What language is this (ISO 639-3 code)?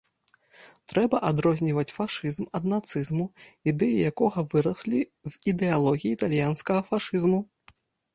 bel